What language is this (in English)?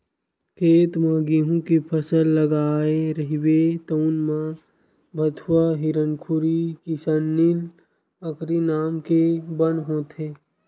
Chhattisgarhi